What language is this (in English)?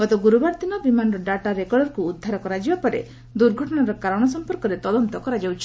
Odia